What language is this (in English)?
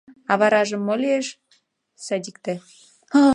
Mari